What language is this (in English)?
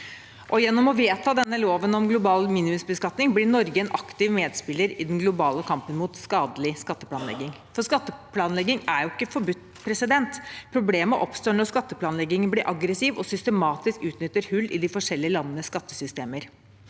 Norwegian